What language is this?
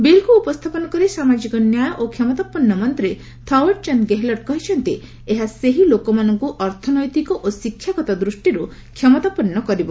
Odia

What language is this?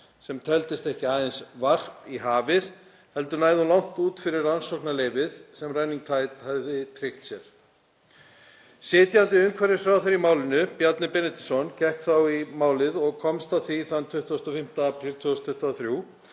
Icelandic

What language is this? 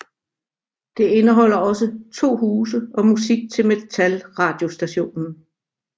Danish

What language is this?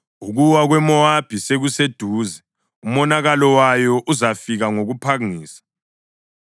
North Ndebele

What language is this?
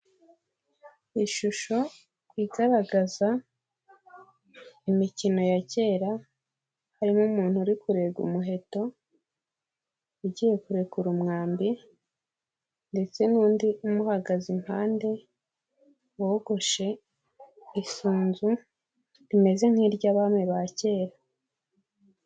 Kinyarwanda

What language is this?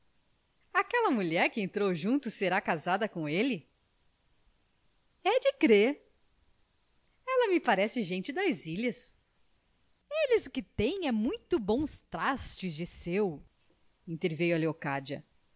Portuguese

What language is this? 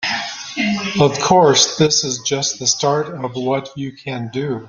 English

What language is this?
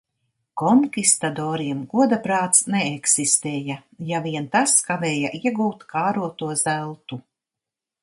Latvian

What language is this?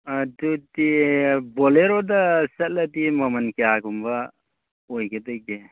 Manipuri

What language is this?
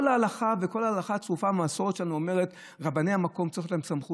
Hebrew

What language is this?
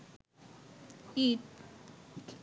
Bangla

